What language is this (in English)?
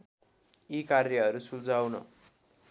Nepali